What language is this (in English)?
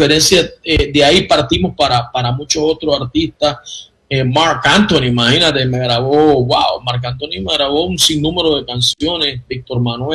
Spanish